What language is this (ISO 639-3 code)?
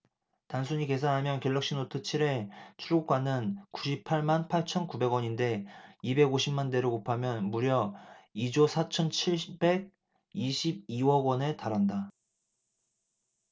kor